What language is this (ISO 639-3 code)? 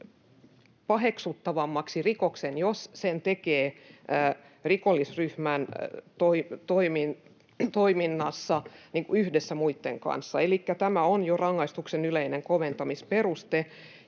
fin